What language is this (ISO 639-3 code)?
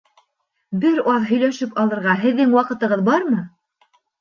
bak